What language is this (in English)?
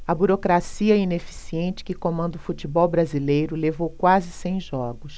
Portuguese